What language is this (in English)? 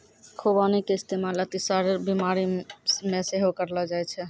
Maithili